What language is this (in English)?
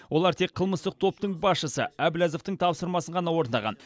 Kazakh